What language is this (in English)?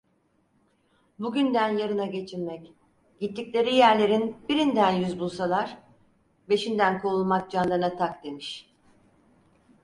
Turkish